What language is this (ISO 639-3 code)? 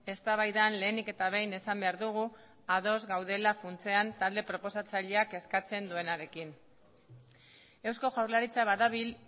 eus